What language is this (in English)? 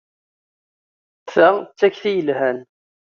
Kabyle